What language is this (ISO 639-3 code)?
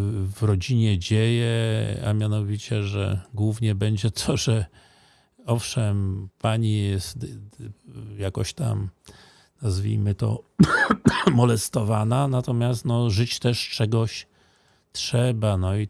pol